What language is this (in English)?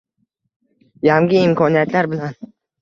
Uzbek